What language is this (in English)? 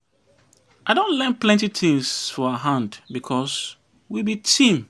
Nigerian Pidgin